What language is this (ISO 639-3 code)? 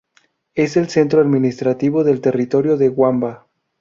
spa